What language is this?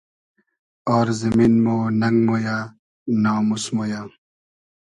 Hazaragi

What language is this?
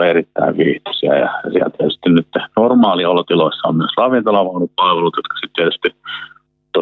Finnish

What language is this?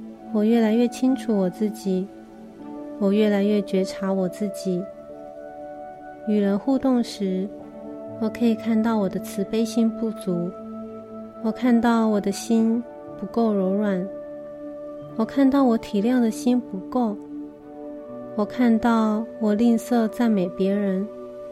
Chinese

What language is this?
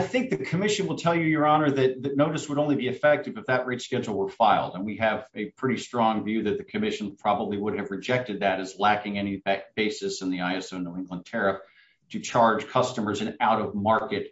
English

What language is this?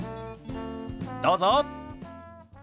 Japanese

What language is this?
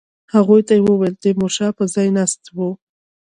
Pashto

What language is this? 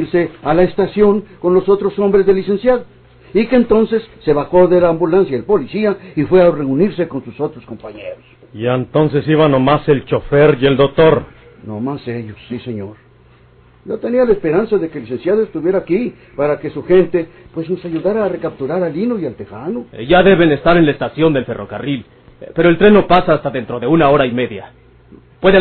Spanish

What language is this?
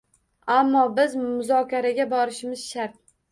Uzbek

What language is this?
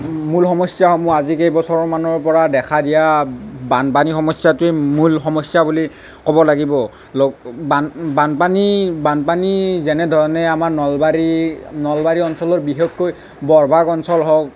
Assamese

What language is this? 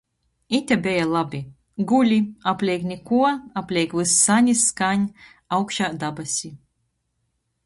Latgalian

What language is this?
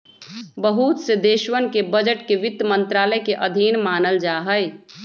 Magahi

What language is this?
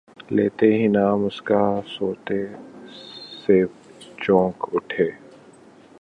Urdu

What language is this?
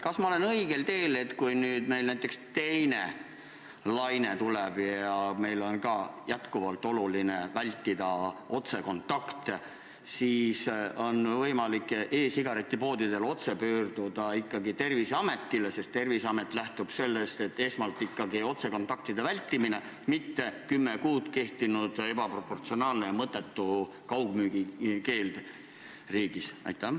Estonian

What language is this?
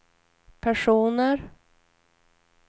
Swedish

